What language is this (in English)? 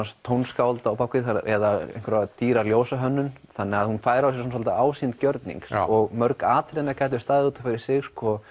Icelandic